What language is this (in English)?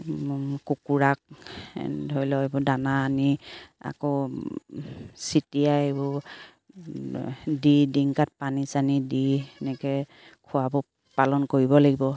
Assamese